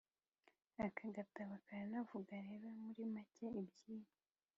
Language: Kinyarwanda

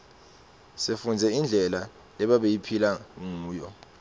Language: Swati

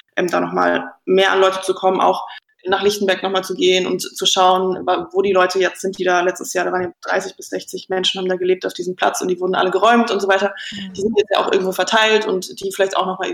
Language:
German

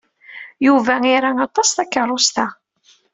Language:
Kabyle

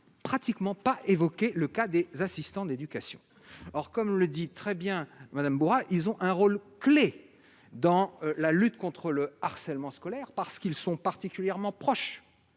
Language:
French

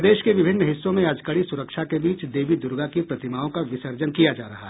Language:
Hindi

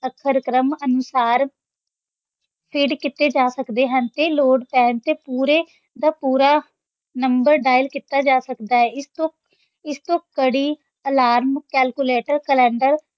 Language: Punjabi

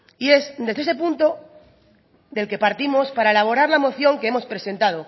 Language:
Spanish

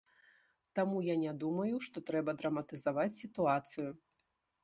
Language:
Belarusian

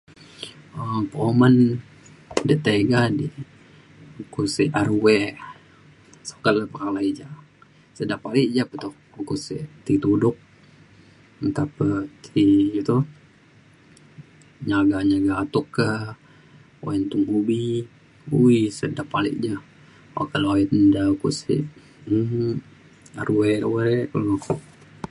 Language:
Mainstream Kenyah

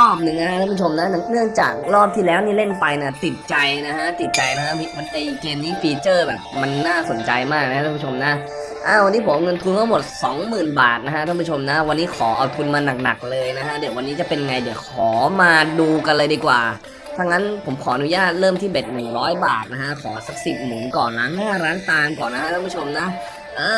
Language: Thai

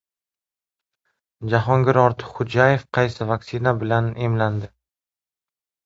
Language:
Uzbek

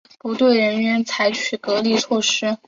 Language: Chinese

